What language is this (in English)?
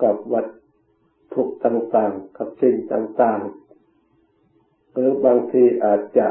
Thai